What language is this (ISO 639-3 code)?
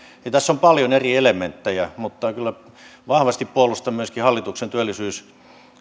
fin